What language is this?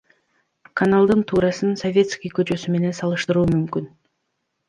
Kyrgyz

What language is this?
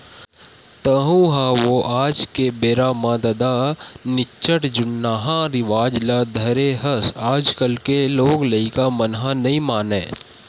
Chhattisgarhi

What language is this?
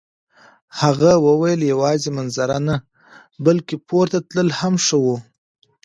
Pashto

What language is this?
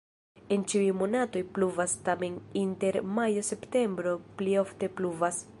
Esperanto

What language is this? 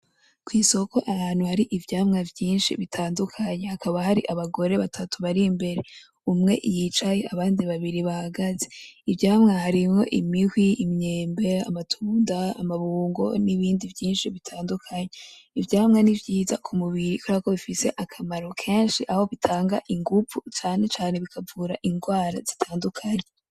Rundi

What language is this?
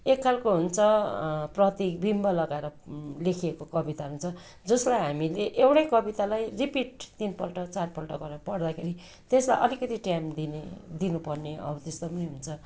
Nepali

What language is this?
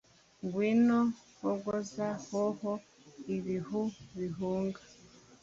Kinyarwanda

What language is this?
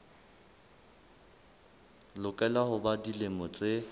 Southern Sotho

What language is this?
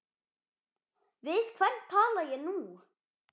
Icelandic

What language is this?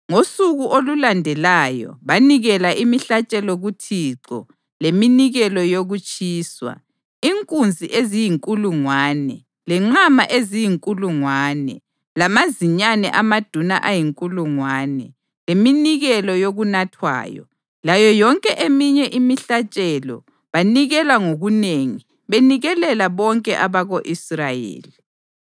North Ndebele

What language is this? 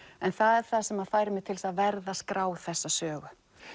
Icelandic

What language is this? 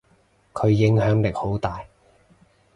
Cantonese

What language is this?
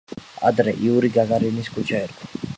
Georgian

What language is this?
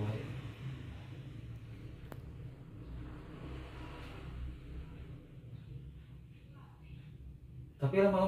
Indonesian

